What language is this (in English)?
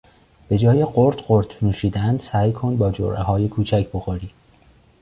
Persian